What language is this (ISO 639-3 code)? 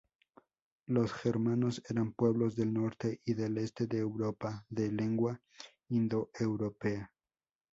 spa